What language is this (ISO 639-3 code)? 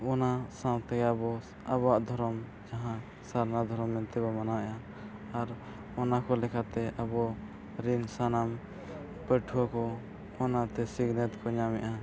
sat